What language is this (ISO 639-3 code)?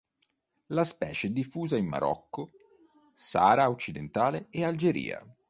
ita